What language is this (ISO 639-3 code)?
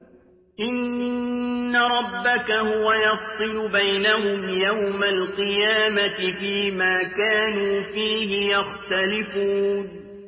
ara